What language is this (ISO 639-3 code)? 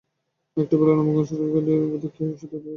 ben